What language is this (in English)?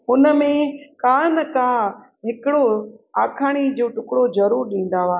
Sindhi